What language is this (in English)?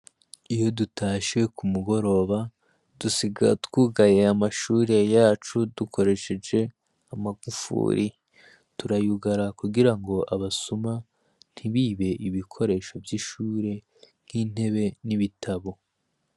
Rundi